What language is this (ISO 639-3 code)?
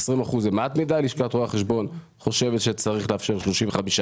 heb